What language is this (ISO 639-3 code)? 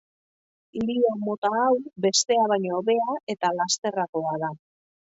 eus